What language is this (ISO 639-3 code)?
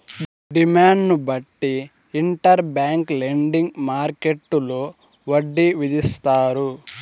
tel